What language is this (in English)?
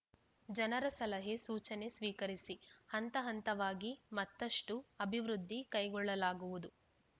Kannada